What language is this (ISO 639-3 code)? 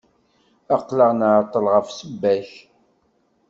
kab